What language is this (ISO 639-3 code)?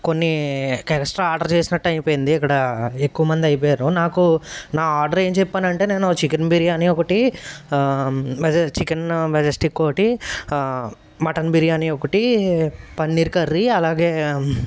tel